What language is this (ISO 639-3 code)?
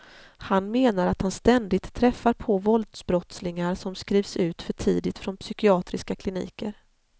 swe